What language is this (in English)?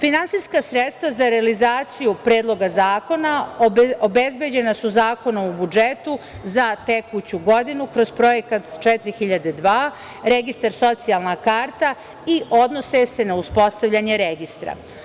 Serbian